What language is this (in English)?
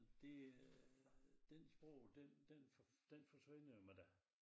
Danish